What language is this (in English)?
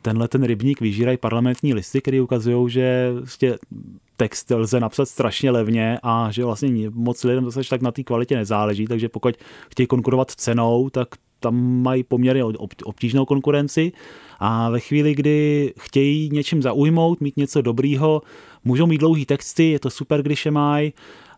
Czech